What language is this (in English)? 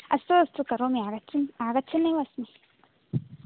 Sanskrit